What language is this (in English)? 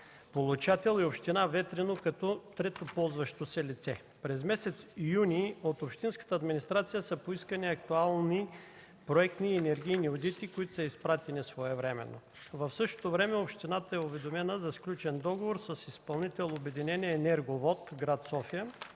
Bulgarian